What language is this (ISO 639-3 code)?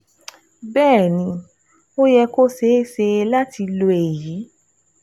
yor